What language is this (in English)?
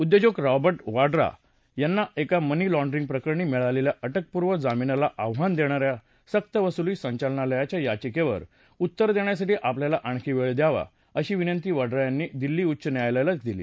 Marathi